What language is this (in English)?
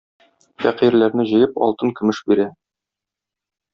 Tatar